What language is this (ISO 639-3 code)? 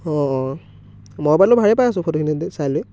asm